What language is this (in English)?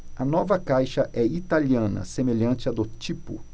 Portuguese